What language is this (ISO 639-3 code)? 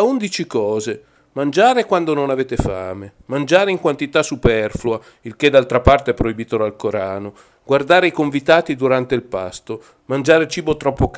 ita